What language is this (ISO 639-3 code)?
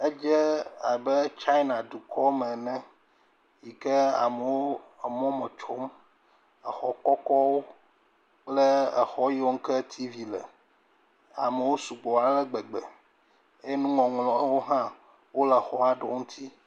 ewe